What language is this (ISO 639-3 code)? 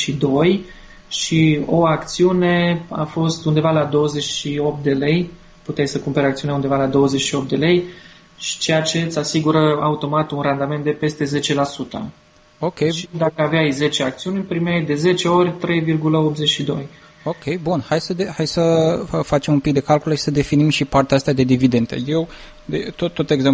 ron